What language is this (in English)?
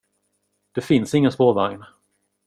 Swedish